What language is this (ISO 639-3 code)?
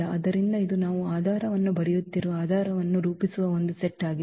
kan